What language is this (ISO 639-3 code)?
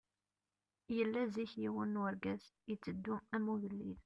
kab